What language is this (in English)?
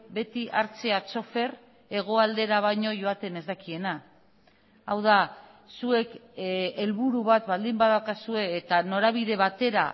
Basque